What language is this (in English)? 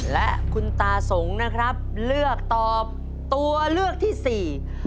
Thai